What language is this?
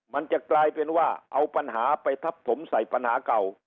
Thai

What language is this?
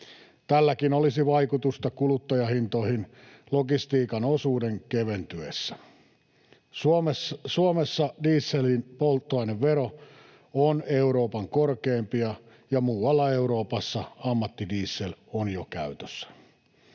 Finnish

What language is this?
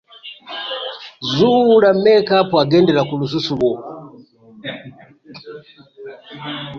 Ganda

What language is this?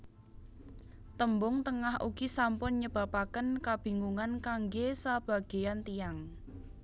Javanese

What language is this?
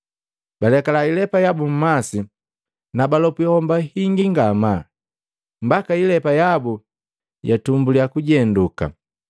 Matengo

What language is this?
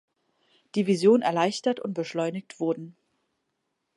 German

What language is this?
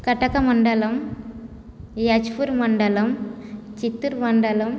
Sanskrit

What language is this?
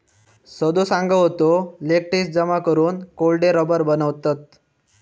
Marathi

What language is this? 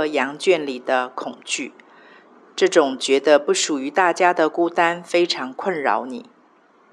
Chinese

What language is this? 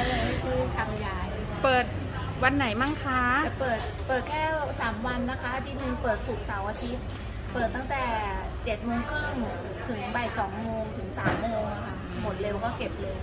Thai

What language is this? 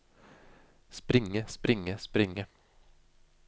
Norwegian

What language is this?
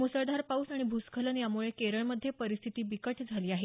Marathi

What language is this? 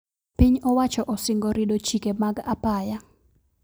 Luo (Kenya and Tanzania)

